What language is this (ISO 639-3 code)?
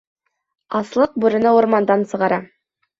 bak